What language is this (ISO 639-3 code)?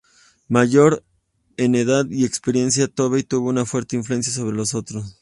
spa